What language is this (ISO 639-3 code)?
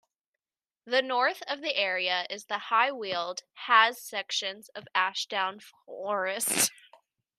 eng